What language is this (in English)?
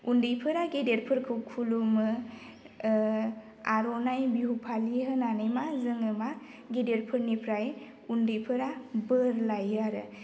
Bodo